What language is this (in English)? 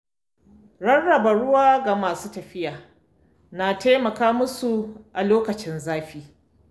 Hausa